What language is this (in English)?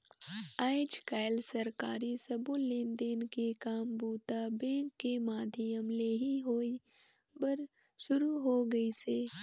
Chhattisgarhi